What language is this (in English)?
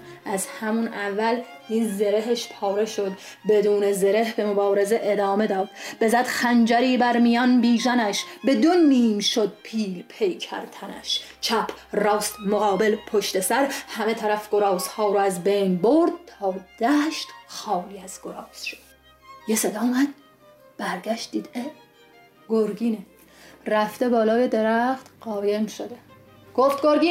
Persian